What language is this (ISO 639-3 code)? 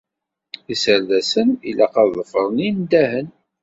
kab